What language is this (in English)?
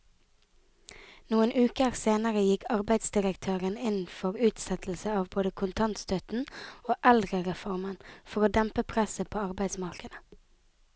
Norwegian